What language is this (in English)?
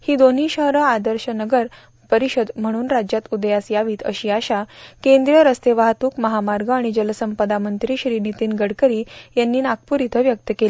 Marathi